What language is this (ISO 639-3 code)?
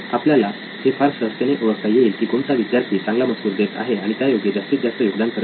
mar